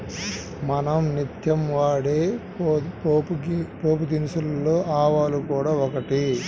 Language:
Telugu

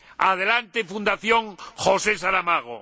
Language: Spanish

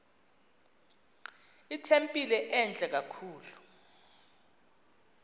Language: Xhosa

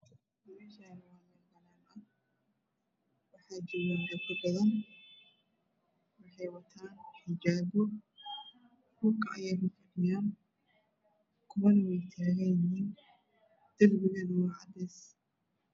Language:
Somali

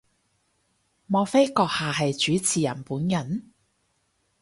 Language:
Cantonese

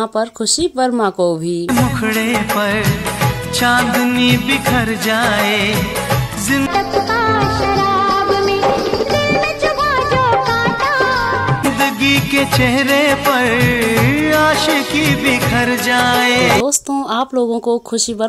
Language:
Hindi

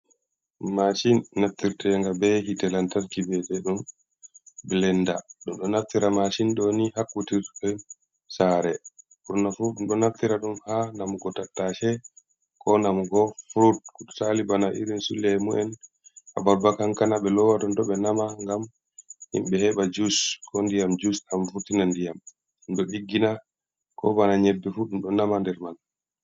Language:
Fula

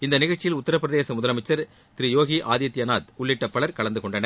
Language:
Tamil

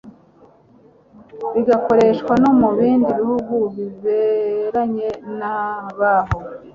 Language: Kinyarwanda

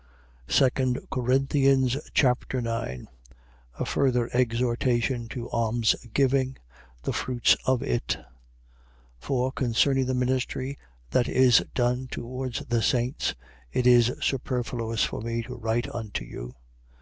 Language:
English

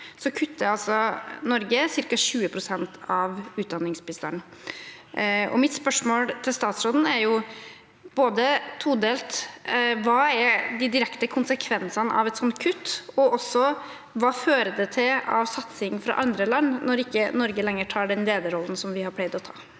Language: Norwegian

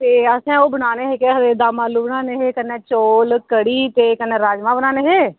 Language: Dogri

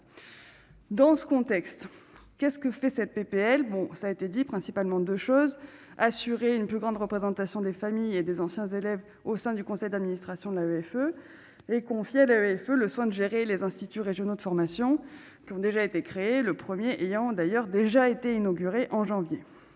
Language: French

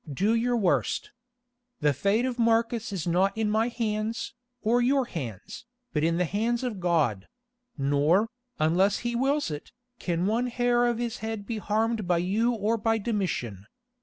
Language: English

